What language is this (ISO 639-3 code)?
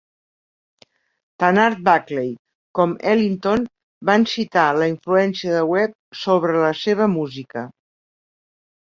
cat